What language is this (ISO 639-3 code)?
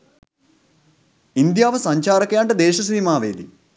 sin